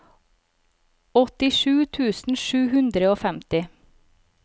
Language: Norwegian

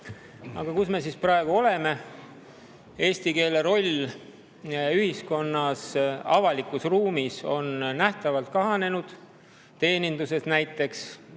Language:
Estonian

